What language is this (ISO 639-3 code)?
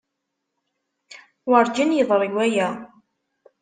kab